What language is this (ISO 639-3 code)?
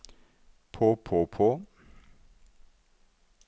nor